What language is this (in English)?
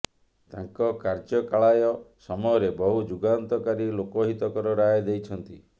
Odia